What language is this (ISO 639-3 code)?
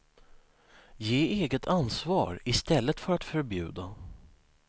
swe